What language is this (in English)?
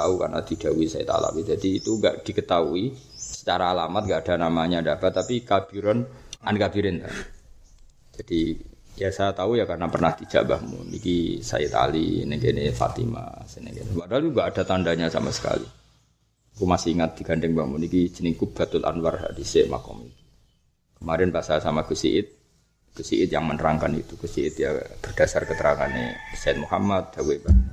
Malay